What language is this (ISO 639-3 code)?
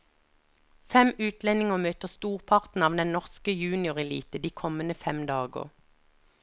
nor